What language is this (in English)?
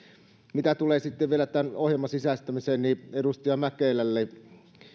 Finnish